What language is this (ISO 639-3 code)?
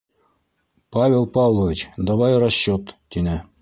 bak